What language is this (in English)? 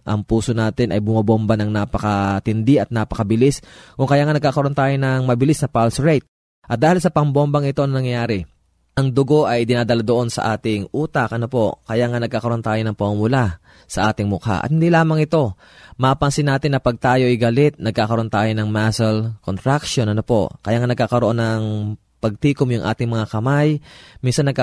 Filipino